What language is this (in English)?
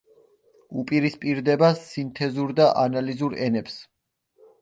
Georgian